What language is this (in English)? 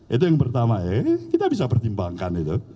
Indonesian